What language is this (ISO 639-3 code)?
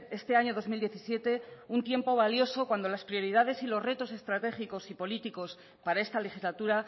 spa